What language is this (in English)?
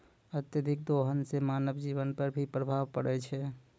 Maithili